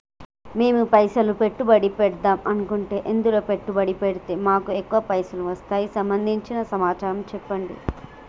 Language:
Telugu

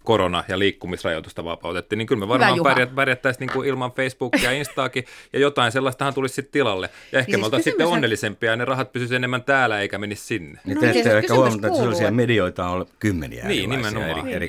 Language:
Finnish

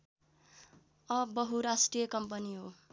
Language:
Nepali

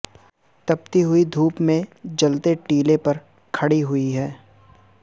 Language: Urdu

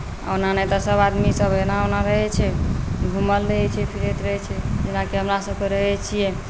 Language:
Maithili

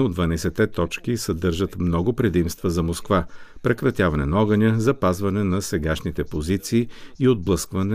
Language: Bulgarian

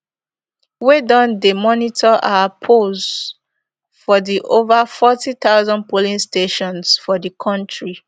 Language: Nigerian Pidgin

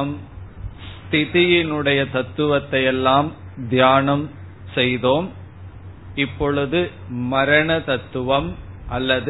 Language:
Tamil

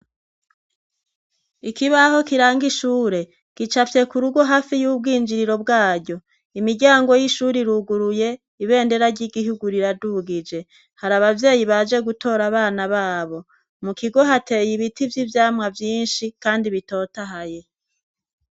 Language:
Rundi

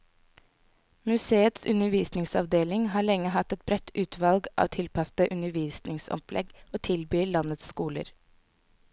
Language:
Norwegian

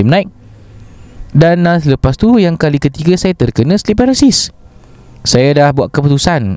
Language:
Malay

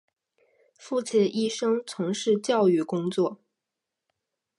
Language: Chinese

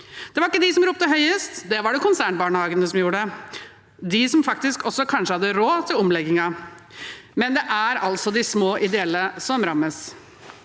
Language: Norwegian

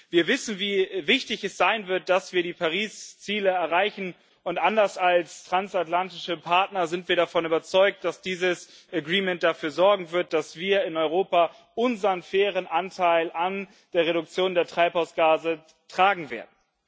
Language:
German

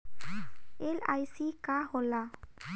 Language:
Bhojpuri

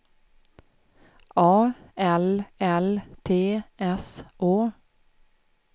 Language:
Swedish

